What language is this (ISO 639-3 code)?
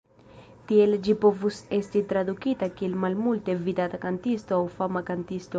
epo